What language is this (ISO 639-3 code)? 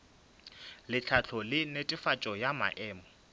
nso